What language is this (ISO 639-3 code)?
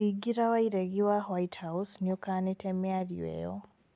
kik